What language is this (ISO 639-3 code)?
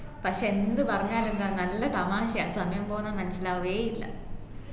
mal